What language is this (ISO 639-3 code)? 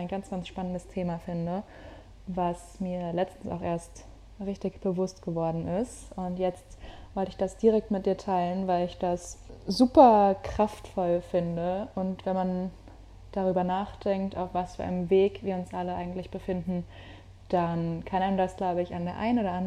deu